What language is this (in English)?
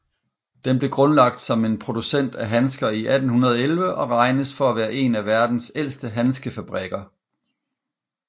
Danish